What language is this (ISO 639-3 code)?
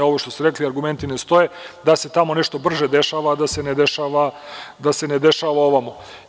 srp